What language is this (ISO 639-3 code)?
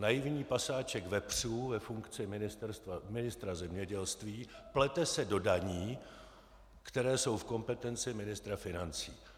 ces